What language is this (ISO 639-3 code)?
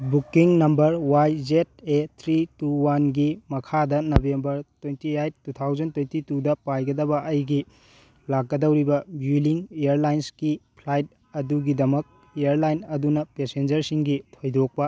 mni